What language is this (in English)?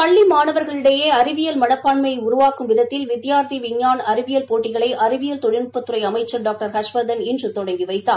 Tamil